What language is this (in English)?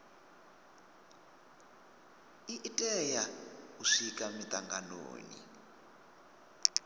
Venda